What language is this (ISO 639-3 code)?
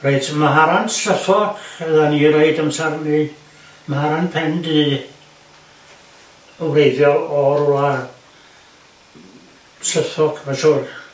cym